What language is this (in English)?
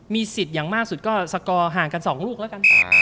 Thai